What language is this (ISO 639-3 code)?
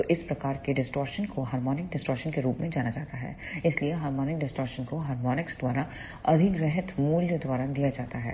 hin